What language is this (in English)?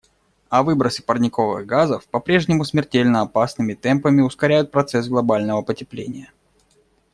Russian